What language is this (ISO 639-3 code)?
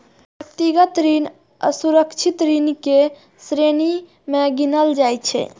mai